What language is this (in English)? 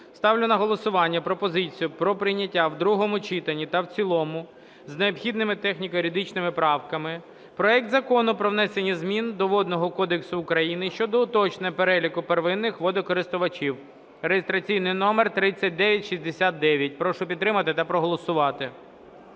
Ukrainian